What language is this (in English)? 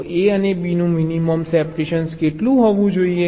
Gujarati